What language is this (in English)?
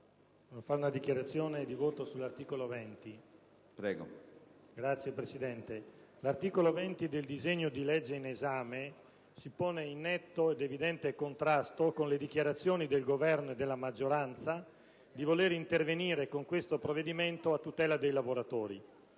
Italian